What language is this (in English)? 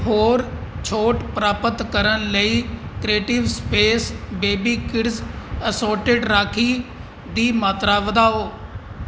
Punjabi